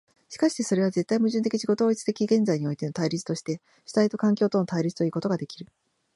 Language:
Japanese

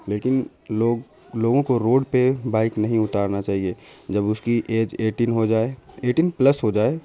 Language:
Urdu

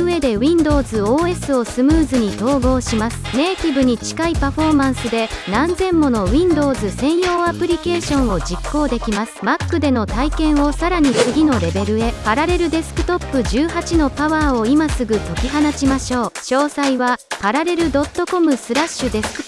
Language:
Japanese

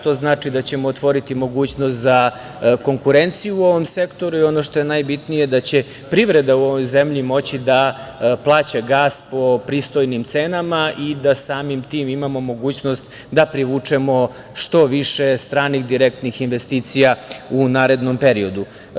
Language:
Serbian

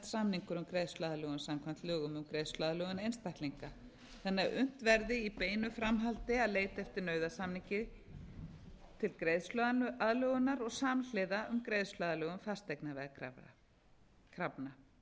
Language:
Icelandic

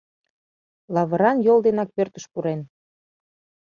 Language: Mari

